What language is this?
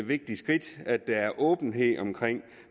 Danish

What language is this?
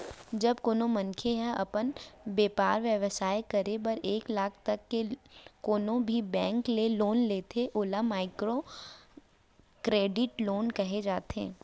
Chhattisgarhi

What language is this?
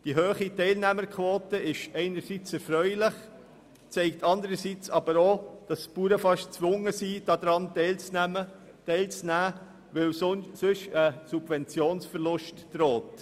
Swiss German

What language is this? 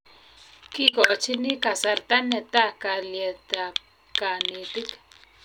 Kalenjin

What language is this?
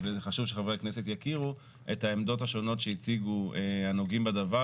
Hebrew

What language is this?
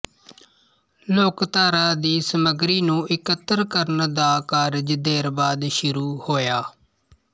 Punjabi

